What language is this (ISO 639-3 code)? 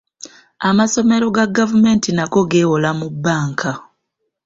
lug